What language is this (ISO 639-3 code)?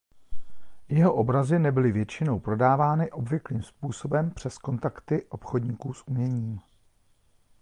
ces